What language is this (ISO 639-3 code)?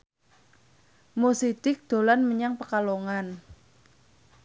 jav